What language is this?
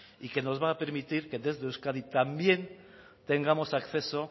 Spanish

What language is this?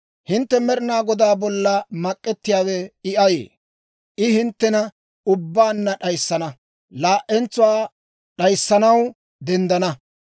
Dawro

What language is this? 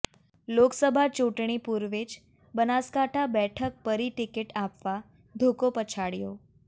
Gujarati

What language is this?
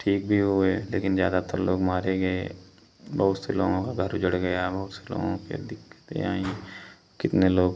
Hindi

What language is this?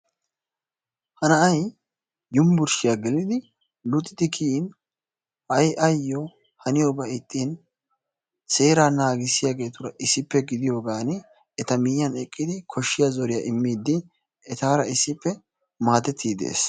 Wolaytta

